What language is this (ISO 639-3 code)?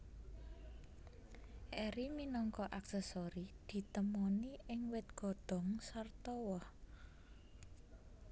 jav